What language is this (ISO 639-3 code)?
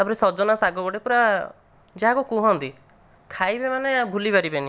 ori